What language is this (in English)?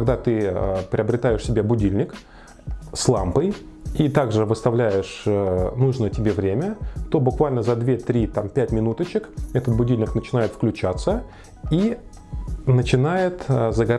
Russian